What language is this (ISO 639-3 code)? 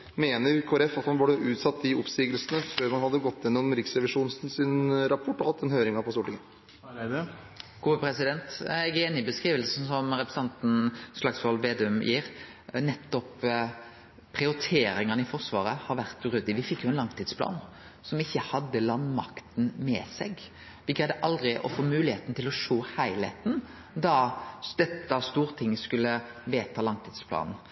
nor